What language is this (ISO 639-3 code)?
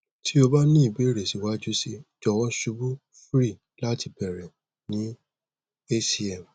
yor